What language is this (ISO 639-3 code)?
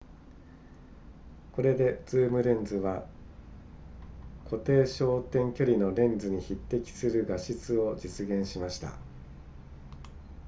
jpn